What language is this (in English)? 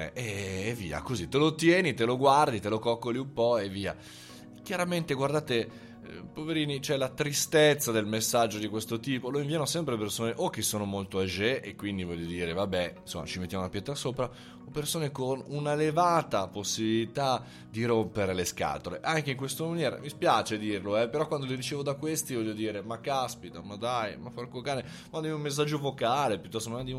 Italian